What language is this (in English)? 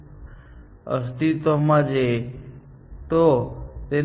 Gujarati